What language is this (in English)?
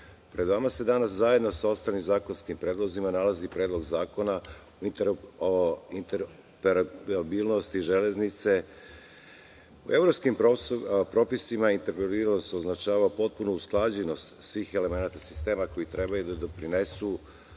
Serbian